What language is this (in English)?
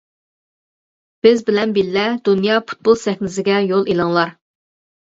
Uyghur